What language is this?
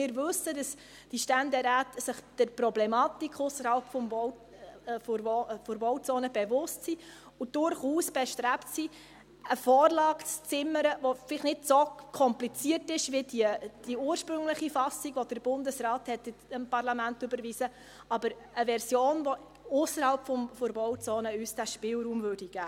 Swiss German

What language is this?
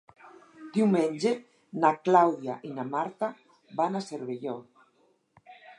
Catalan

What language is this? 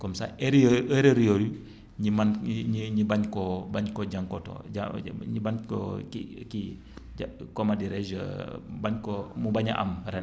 Wolof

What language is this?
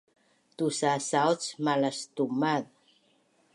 Bunun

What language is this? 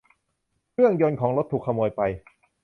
Thai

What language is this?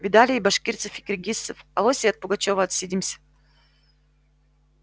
Russian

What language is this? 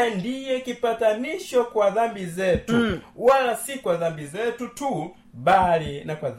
Swahili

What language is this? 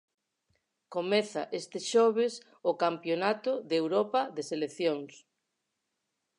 Galician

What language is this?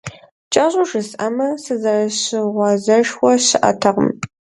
Kabardian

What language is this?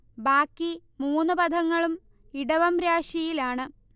Malayalam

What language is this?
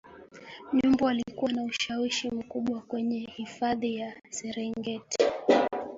Swahili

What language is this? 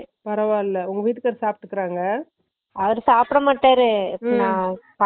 Tamil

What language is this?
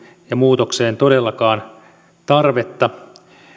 Finnish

